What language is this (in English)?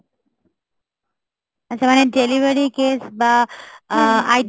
Bangla